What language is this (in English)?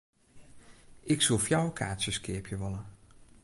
Western Frisian